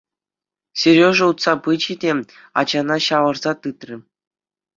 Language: Chuvash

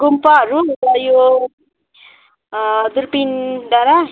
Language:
Nepali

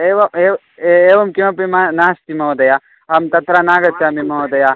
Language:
Sanskrit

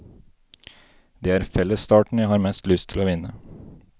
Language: Norwegian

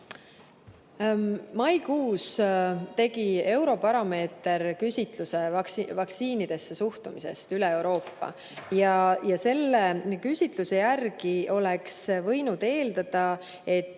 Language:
Estonian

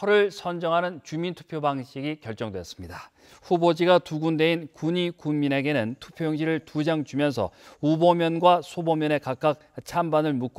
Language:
Korean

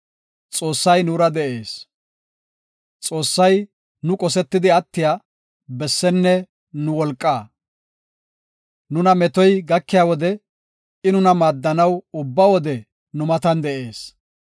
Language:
Gofa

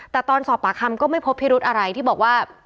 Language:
Thai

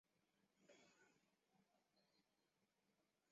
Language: Chinese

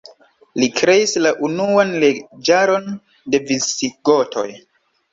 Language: Esperanto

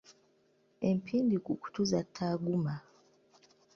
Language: Ganda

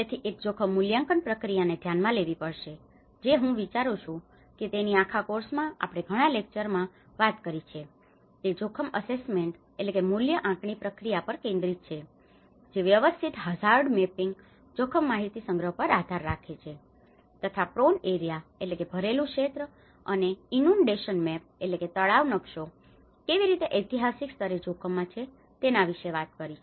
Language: Gujarati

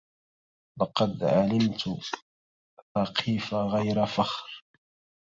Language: Arabic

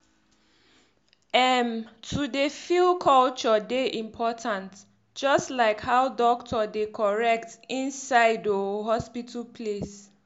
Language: Nigerian Pidgin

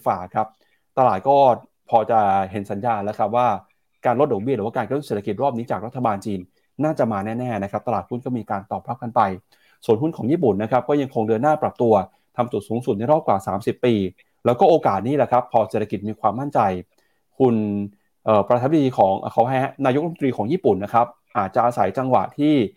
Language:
Thai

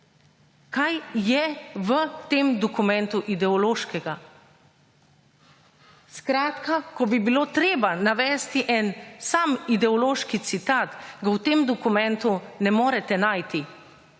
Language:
Slovenian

